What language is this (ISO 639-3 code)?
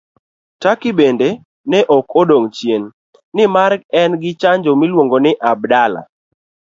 luo